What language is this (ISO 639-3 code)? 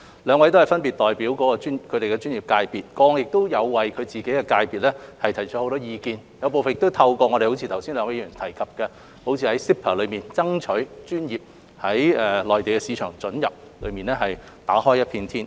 yue